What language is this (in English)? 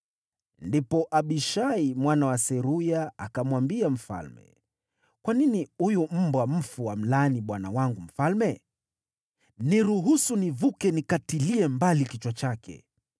Swahili